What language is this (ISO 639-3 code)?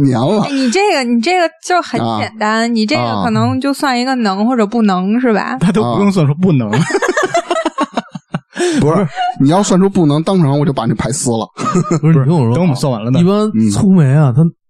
zho